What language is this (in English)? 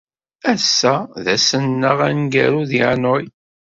Kabyle